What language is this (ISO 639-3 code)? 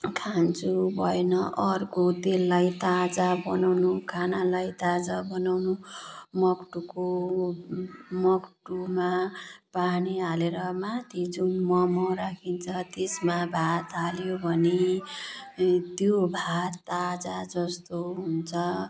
nep